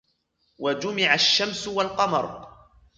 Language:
Arabic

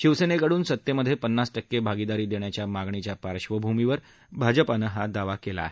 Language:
Marathi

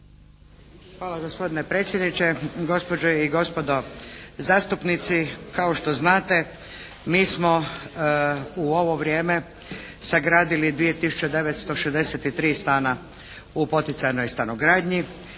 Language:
Croatian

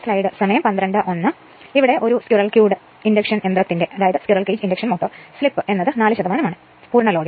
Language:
Malayalam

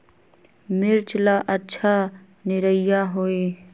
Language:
Magahi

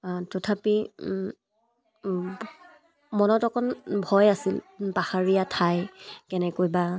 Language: Assamese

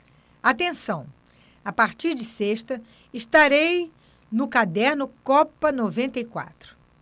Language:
Portuguese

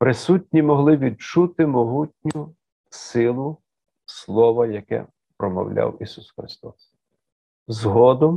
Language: Ukrainian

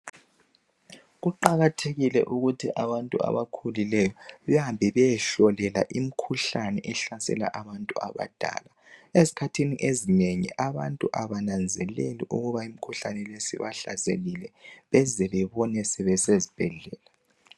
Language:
North Ndebele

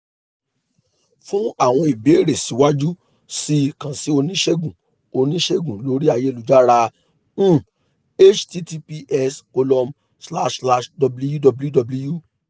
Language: Yoruba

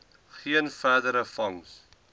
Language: Afrikaans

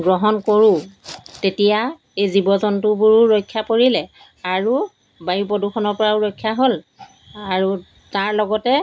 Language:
Assamese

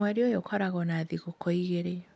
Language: Kikuyu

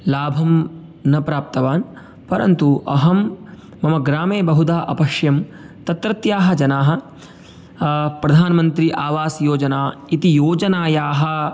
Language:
Sanskrit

